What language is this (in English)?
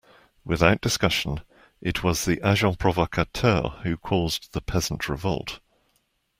English